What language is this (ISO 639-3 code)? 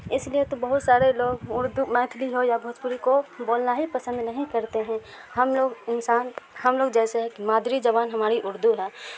urd